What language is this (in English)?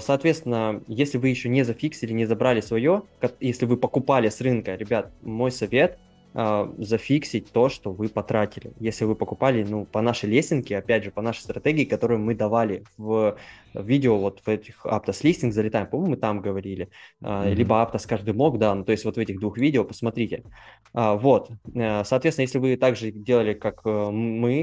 Russian